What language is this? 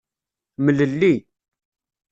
Kabyle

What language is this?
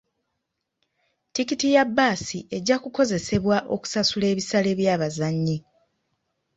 Ganda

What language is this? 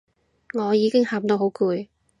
Cantonese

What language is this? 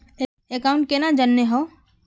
Magahi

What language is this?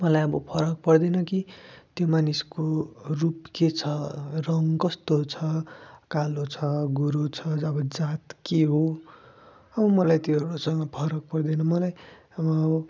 Nepali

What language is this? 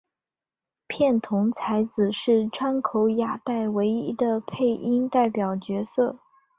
Chinese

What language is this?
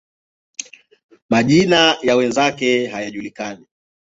Swahili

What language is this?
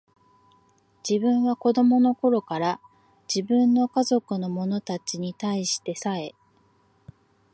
Japanese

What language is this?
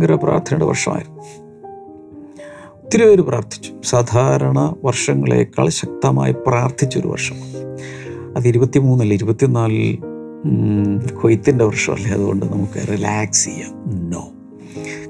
Malayalam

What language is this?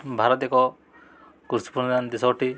Odia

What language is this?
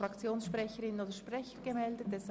Swiss German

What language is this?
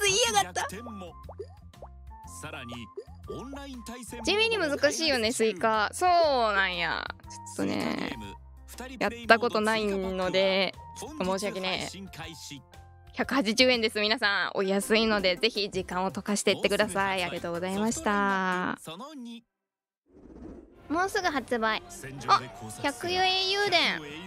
Japanese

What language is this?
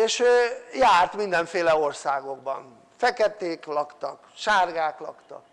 Hungarian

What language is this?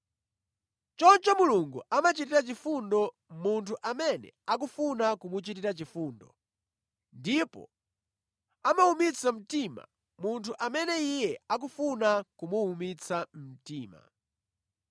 Nyanja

